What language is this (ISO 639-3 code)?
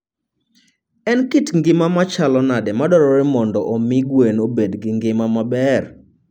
luo